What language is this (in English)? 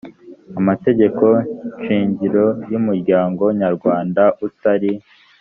Kinyarwanda